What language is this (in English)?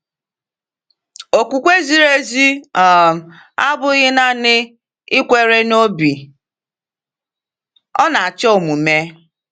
Igbo